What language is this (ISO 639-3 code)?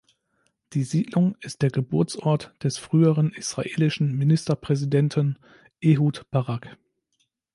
deu